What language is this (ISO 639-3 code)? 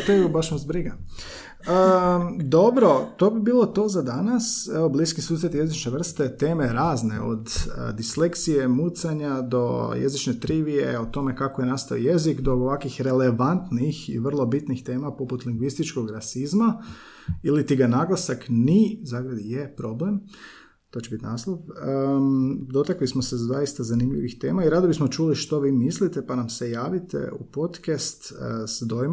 hrv